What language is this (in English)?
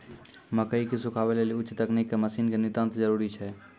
Maithili